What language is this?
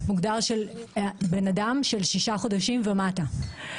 Hebrew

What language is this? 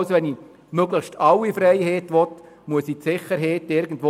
Swiss German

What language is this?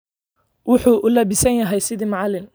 Somali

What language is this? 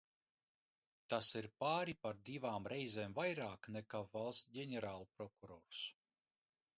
Latvian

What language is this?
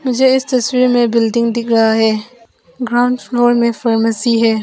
Hindi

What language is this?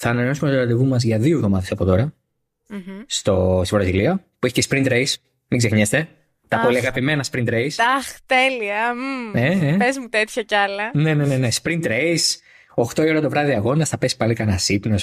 Greek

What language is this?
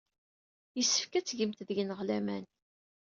Kabyle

